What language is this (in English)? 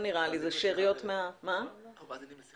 Hebrew